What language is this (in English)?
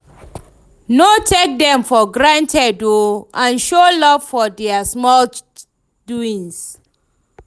Nigerian Pidgin